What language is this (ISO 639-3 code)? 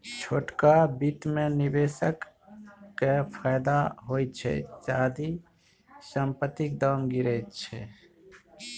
mai